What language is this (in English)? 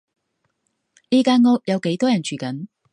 Cantonese